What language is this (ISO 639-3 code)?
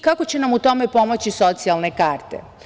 srp